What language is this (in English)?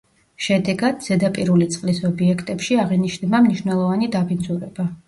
Georgian